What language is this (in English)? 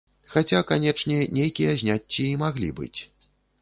Belarusian